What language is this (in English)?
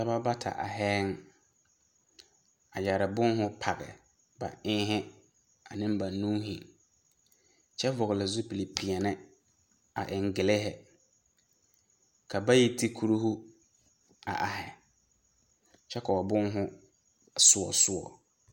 Southern Dagaare